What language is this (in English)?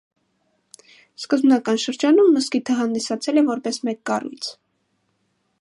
Armenian